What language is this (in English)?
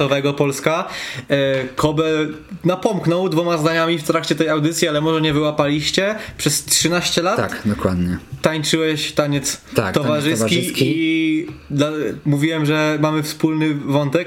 Polish